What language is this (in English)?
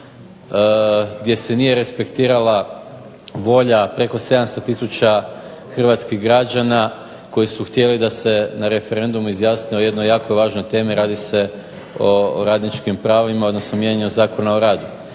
Croatian